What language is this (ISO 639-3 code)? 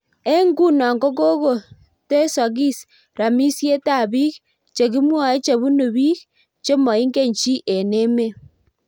kln